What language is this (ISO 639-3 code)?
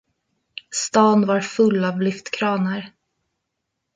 swe